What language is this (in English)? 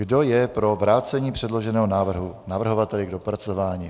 Czech